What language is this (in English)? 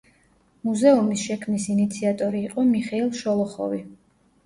Georgian